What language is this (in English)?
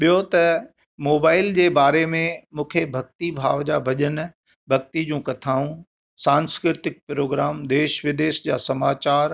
Sindhi